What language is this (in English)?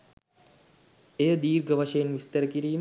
Sinhala